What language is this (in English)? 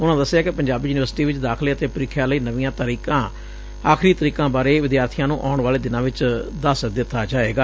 Punjabi